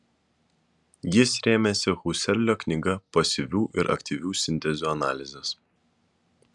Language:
Lithuanian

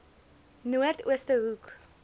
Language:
Afrikaans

